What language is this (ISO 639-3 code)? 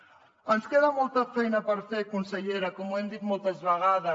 cat